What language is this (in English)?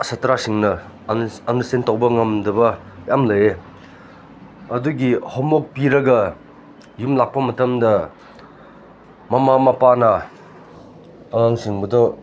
Manipuri